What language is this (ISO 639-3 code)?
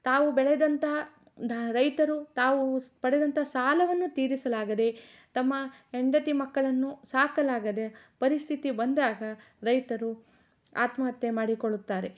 kan